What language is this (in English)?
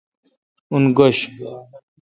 Kalkoti